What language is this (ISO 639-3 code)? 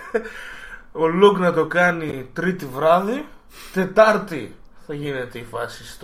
ell